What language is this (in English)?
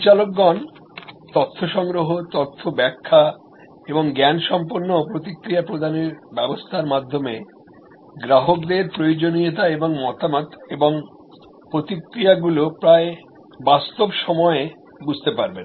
Bangla